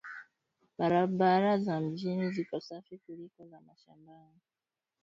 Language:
Swahili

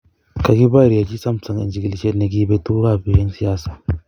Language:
Kalenjin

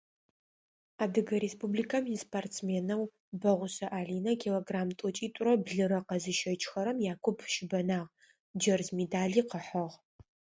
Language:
Adyghe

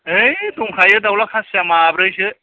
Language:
Bodo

